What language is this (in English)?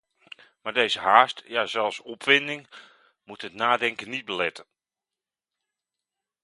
Dutch